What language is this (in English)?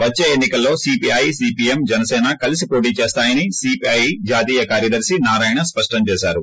Telugu